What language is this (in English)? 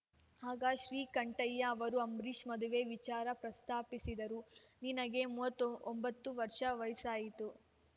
Kannada